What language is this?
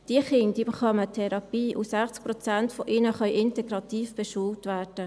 Swiss German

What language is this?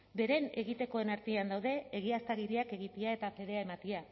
Basque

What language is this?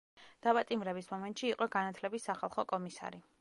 Georgian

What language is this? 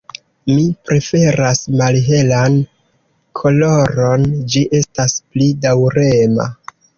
Esperanto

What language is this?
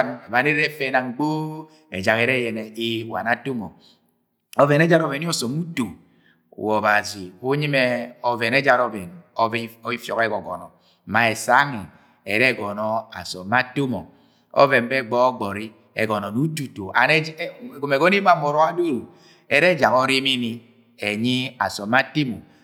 Agwagwune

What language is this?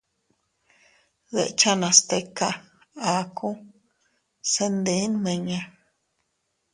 Teutila Cuicatec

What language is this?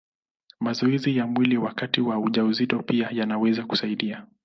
Swahili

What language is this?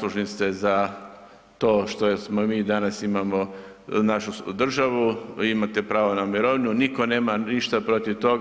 Croatian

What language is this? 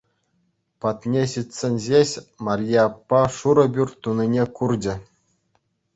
Chuvash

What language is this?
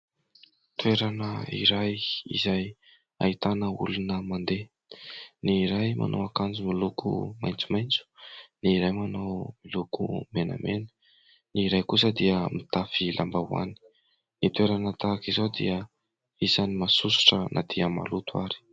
Malagasy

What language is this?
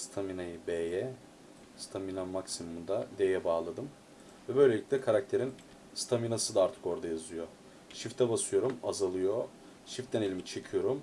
Turkish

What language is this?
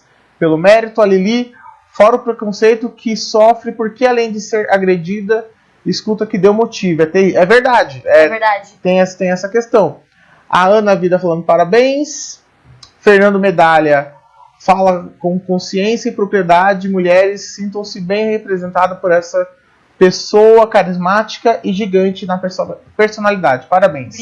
Portuguese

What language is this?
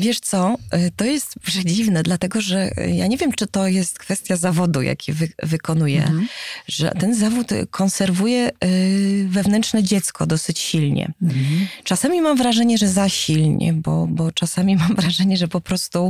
Polish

